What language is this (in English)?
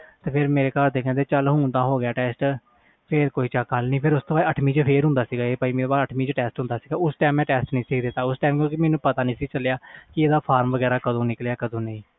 Punjabi